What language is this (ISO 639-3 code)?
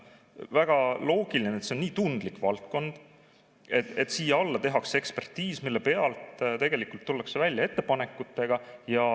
est